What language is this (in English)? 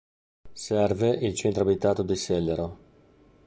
Italian